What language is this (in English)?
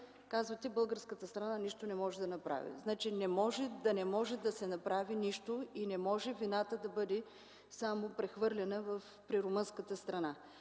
Bulgarian